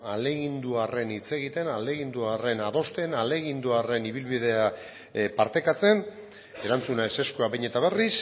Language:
Basque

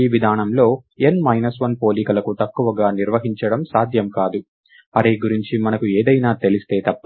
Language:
Telugu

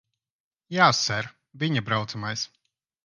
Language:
Latvian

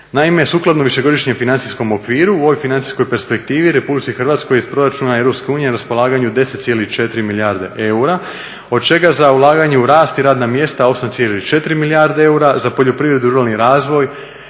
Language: Croatian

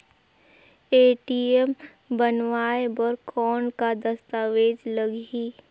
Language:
Chhattisgarhi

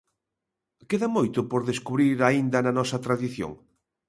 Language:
Galician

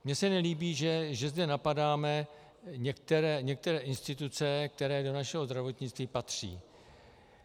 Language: Czech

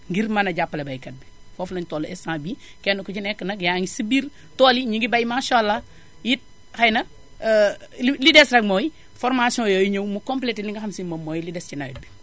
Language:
Wolof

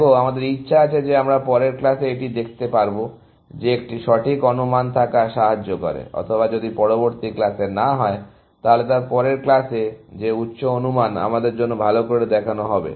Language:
Bangla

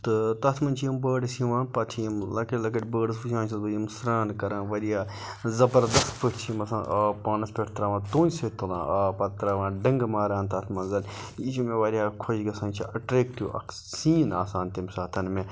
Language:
Kashmiri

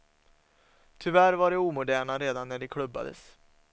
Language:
Swedish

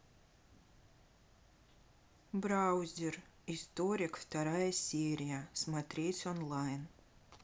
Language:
Russian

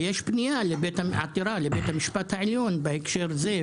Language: Hebrew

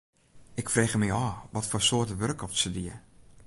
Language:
Western Frisian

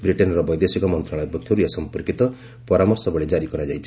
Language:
Odia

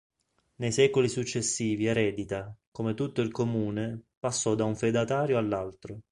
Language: Italian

